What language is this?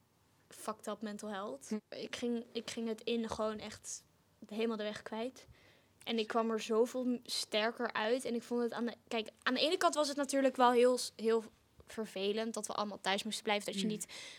Dutch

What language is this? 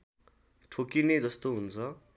Nepali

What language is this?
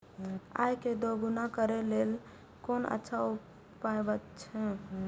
Maithili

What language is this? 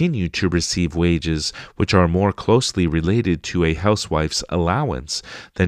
English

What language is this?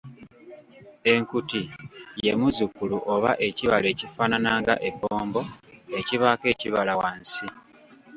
Ganda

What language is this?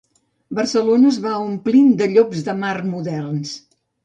Catalan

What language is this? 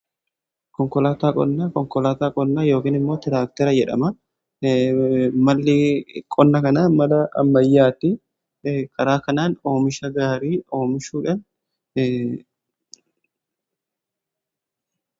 Oromo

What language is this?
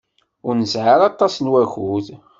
Kabyle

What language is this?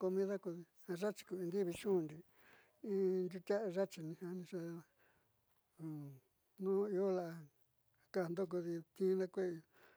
Southeastern Nochixtlán Mixtec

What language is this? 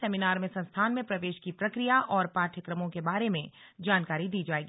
Hindi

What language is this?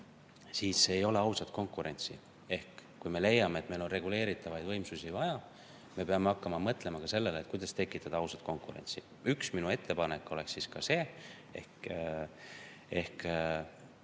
Estonian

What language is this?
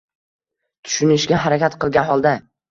Uzbek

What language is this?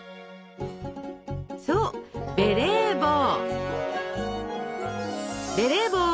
Japanese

